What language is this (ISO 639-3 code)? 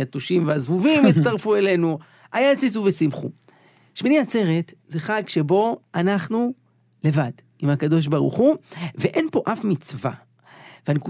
heb